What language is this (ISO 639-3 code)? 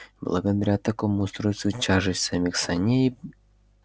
rus